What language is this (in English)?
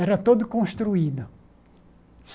Portuguese